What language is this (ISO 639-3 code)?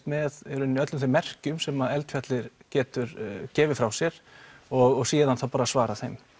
isl